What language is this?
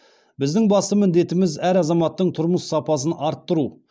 Kazakh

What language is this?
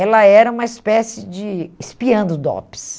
Portuguese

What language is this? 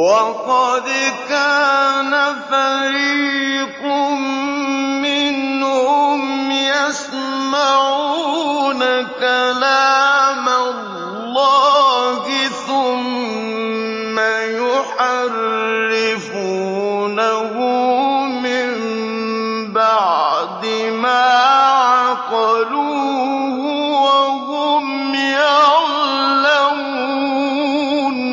Arabic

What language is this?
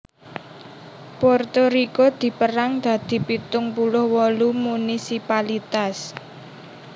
Javanese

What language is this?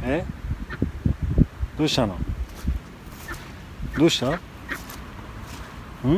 Japanese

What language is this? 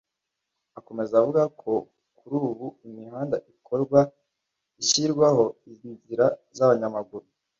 Kinyarwanda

